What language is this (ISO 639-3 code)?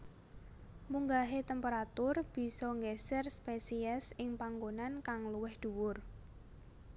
jav